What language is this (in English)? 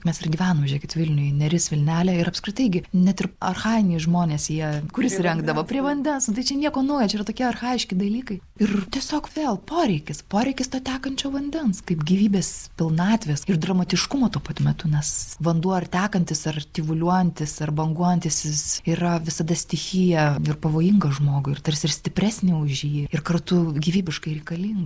Lithuanian